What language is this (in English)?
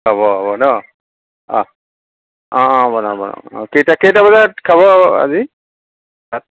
Assamese